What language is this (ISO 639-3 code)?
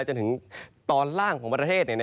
tha